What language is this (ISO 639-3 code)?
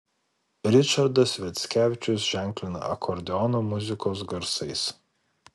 lit